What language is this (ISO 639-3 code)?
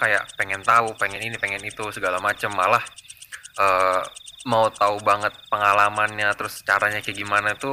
ind